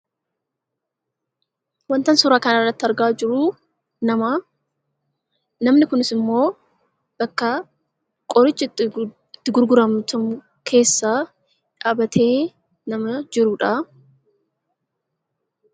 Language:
Oromo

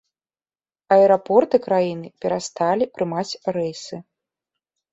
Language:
Belarusian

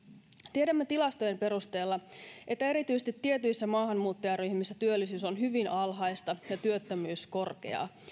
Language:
Finnish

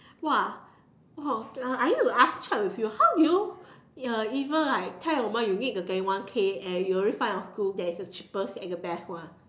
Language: English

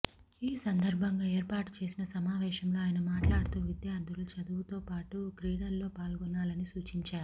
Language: Telugu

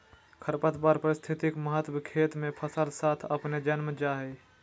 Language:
Magahi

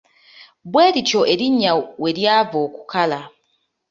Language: Ganda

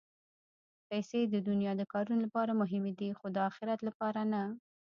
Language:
Pashto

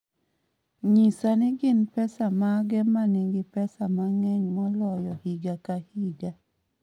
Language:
Luo (Kenya and Tanzania)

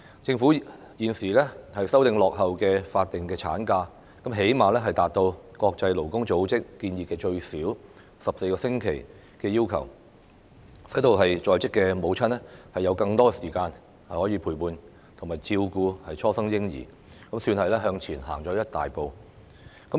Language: Cantonese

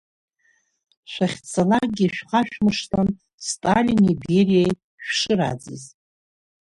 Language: Abkhazian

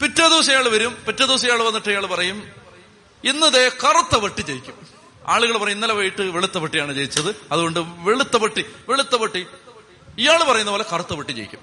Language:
Malayalam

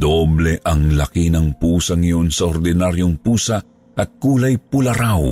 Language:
Filipino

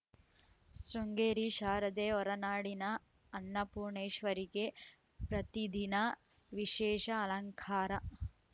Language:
Kannada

